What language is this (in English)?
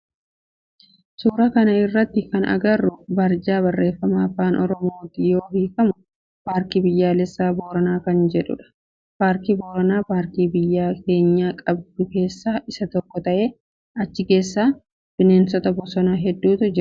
Oromo